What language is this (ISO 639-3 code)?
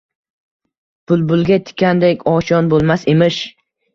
uzb